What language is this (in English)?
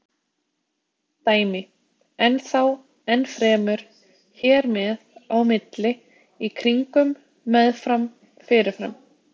Icelandic